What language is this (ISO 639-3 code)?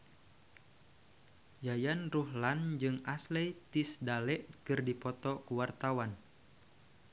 sun